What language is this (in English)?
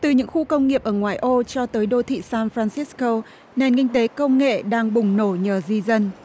Vietnamese